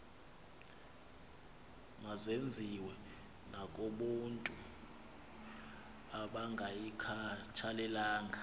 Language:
Xhosa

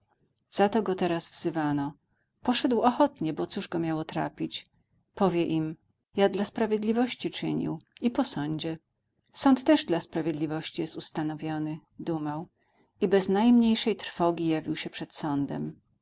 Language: Polish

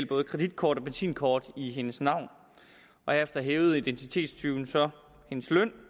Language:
Danish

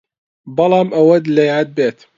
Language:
Central Kurdish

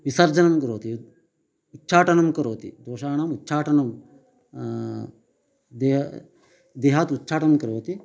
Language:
Sanskrit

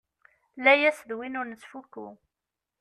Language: Kabyle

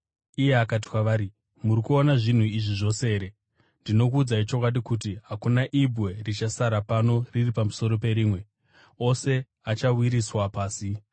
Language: Shona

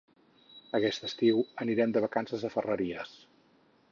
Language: Catalan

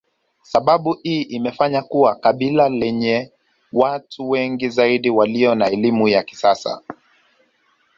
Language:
Swahili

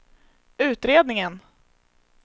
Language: Swedish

